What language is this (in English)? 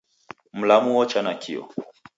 Taita